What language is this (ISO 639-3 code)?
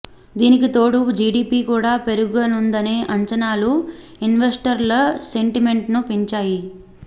tel